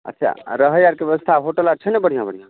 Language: Maithili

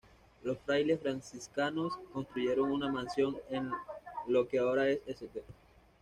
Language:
Spanish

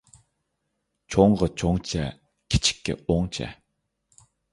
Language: Uyghur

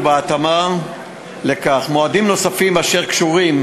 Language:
Hebrew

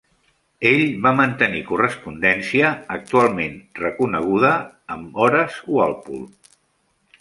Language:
Catalan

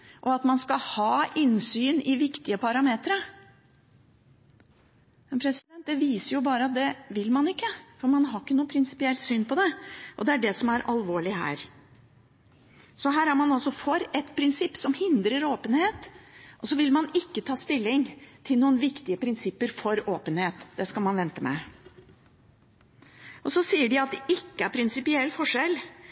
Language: Norwegian Bokmål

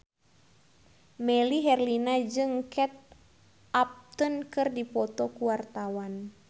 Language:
Sundanese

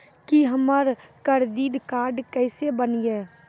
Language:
Maithili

